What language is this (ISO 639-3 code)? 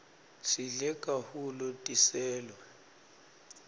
ssw